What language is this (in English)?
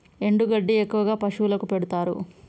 Telugu